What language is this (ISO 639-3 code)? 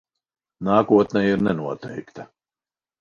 lav